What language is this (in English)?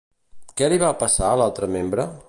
Catalan